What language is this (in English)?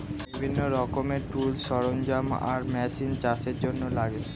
Bangla